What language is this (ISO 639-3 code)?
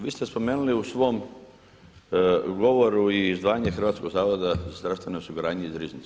hrv